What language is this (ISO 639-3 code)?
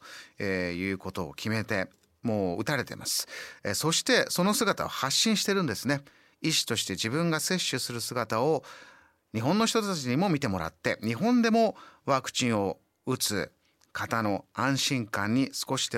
jpn